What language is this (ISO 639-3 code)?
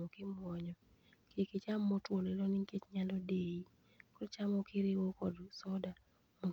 luo